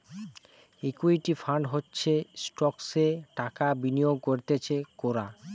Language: Bangla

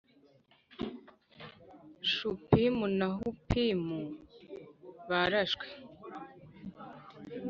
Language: Kinyarwanda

